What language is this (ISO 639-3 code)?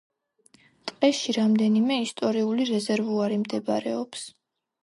kat